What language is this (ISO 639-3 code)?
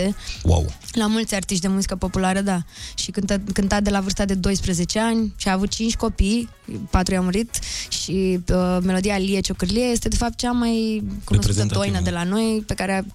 ron